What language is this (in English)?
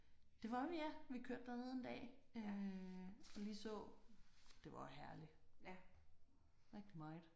Danish